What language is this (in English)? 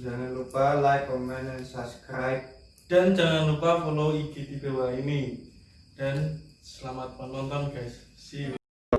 Indonesian